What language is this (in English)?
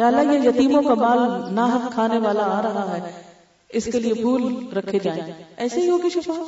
Urdu